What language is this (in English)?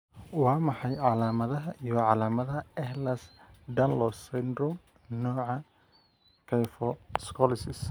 Somali